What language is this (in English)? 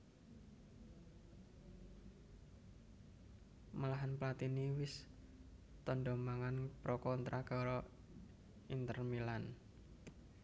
Javanese